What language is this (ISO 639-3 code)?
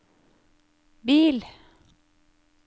nor